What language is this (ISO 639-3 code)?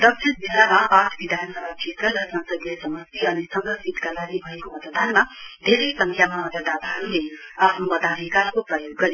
nep